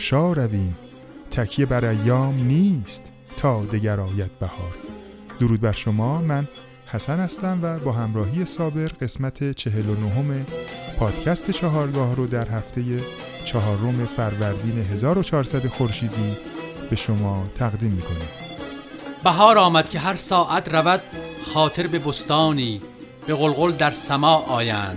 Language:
Persian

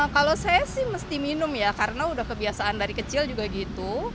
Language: Indonesian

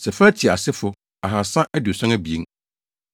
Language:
Akan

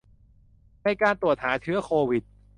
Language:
Thai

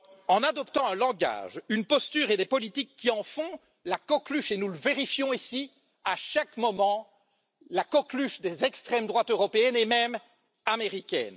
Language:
French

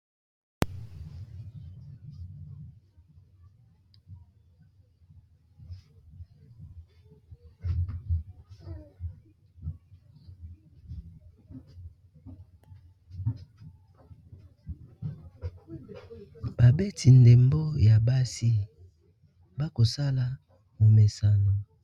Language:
Lingala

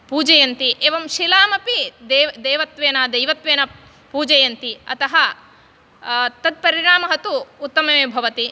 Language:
Sanskrit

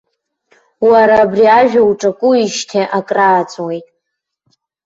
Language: Abkhazian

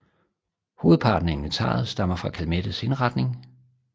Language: Danish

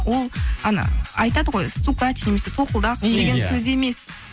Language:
Kazakh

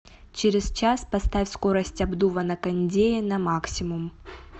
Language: Russian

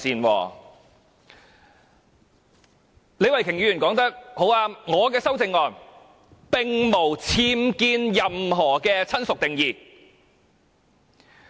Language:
Cantonese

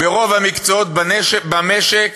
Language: Hebrew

